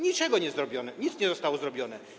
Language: Polish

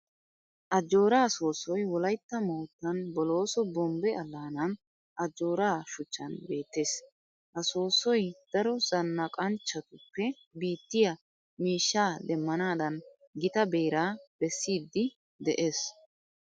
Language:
Wolaytta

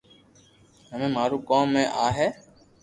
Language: Loarki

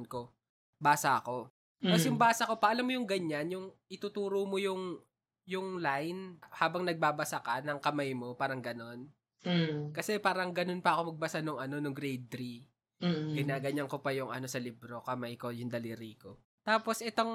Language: Filipino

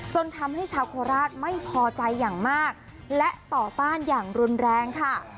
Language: Thai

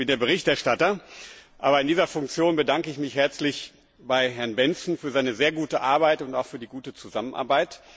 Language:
German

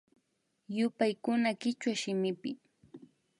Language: Imbabura Highland Quichua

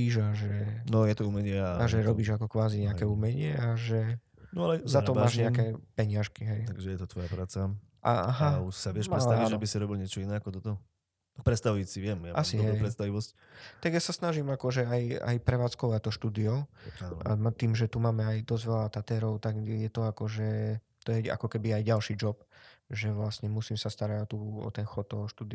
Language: Slovak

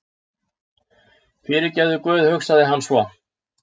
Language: Icelandic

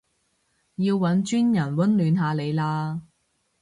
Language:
Cantonese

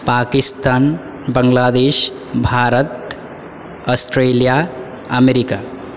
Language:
Sanskrit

